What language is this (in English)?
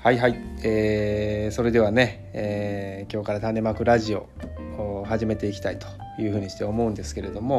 Japanese